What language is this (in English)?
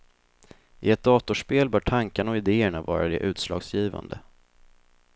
Swedish